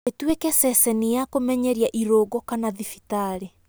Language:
Kikuyu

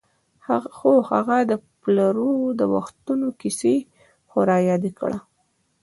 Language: Pashto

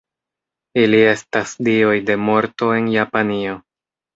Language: Esperanto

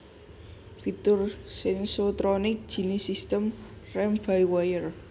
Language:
Javanese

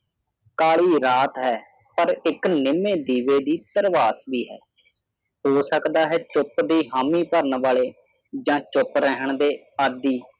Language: Punjabi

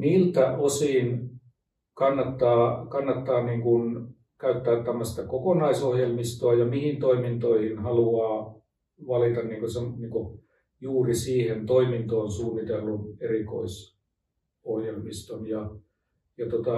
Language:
Finnish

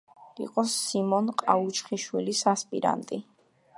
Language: Georgian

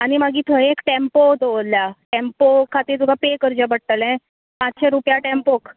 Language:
Konkani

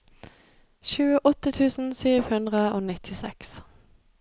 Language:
Norwegian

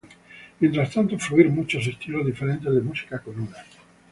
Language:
Spanish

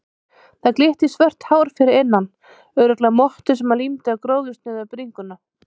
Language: Icelandic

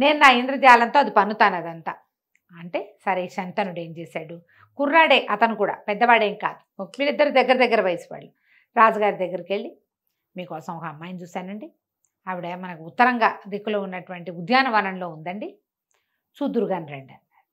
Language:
Telugu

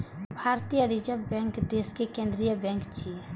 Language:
Maithili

